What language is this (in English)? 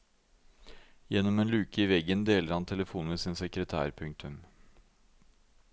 Norwegian